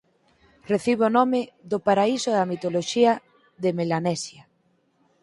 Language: Galician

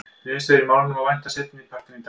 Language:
Icelandic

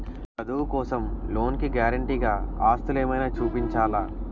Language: Telugu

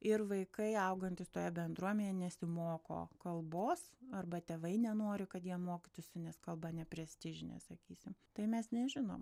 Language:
Lithuanian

